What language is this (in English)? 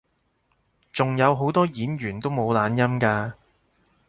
Cantonese